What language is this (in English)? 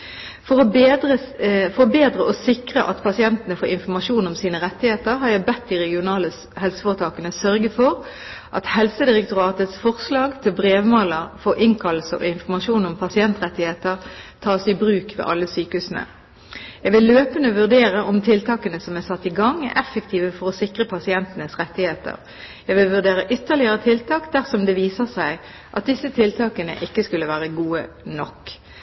Norwegian Bokmål